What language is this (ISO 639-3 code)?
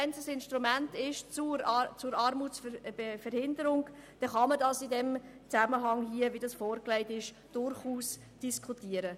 gsw